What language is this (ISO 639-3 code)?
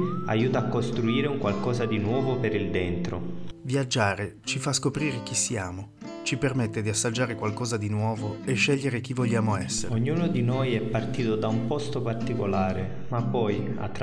ita